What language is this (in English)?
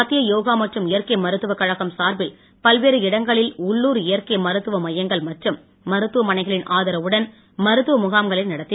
Tamil